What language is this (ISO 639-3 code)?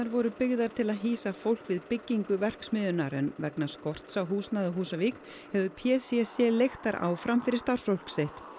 isl